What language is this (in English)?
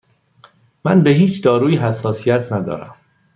Persian